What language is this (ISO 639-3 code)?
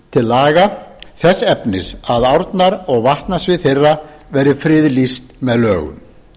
isl